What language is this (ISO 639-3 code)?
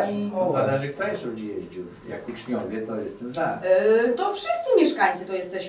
pol